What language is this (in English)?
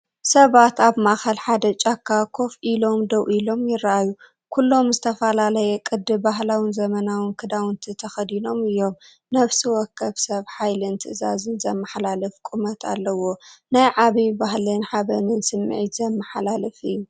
Tigrinya